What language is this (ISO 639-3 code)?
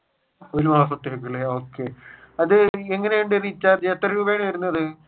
mal